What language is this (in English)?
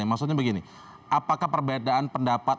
Indonesian